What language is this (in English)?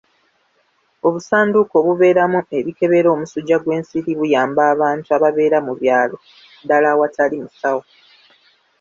Ganda